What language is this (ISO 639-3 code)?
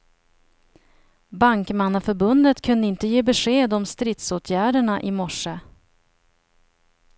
swe